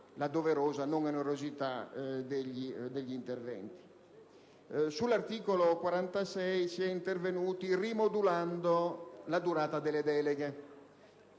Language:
Italian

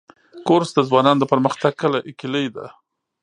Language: Pashto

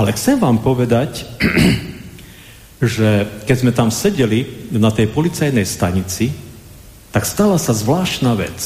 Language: Slovak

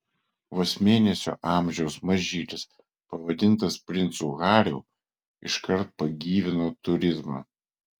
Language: Lithuanian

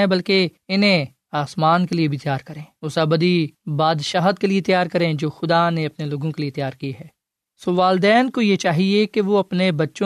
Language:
Urdu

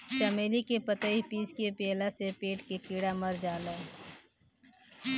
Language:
Bhojpuri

